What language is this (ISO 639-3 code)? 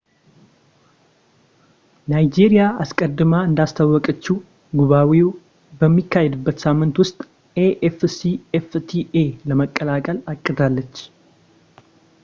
amh